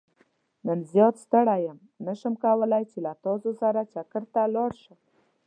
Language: Pashto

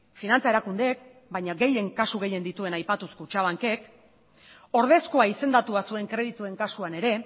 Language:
Basque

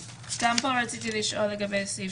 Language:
Hebrew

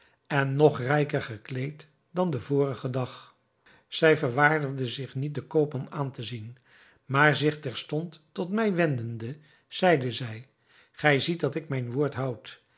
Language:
Dutch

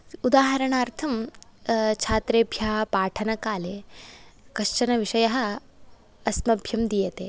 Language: Sanskrit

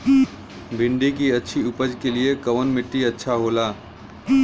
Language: Bhojpuri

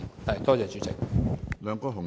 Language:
Cantonese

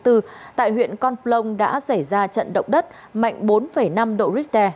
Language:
Vietnamese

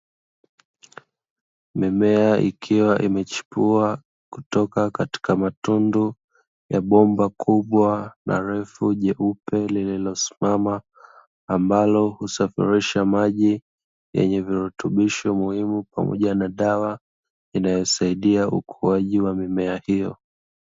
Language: Swahili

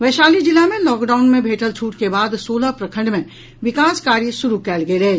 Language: Maithili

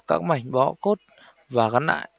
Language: Vietnamese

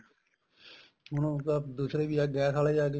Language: Punjabi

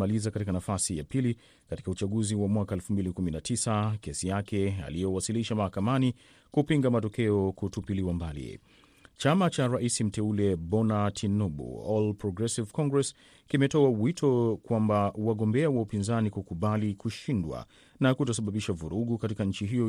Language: Swahili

